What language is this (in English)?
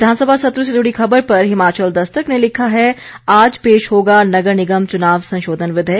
Hindi